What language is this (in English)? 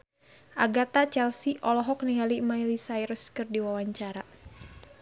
Sundanese